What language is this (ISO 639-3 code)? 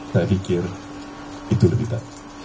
ind